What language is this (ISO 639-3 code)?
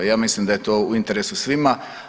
hrv